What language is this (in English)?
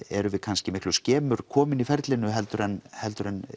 Icelandic